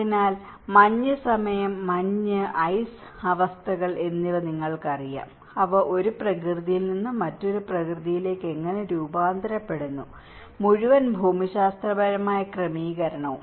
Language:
Malayalam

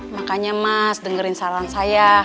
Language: Indonesian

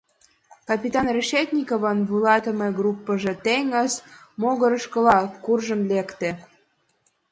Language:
Mari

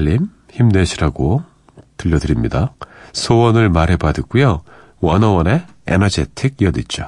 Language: Korean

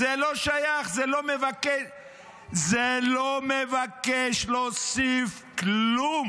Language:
Hebrew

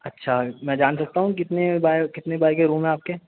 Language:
Urdu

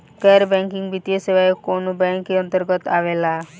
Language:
Bhojpuri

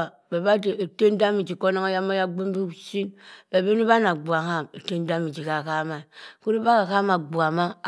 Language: Cross River Mbembe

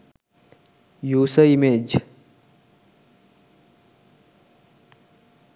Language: Sinhala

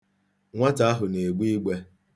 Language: Igbo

